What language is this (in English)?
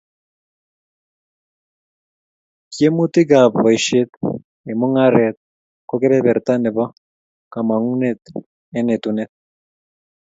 Kalenjin